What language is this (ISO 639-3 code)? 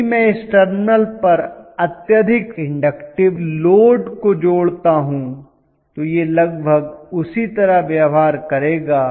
hin